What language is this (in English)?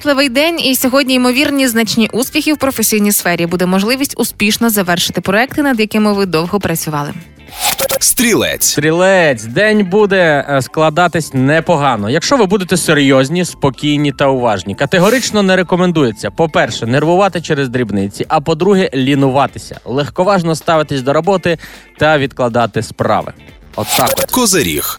Ukrainian